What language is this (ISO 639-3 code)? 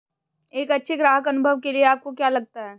hin